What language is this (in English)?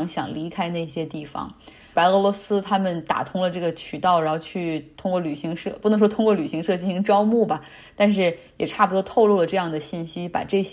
Chinese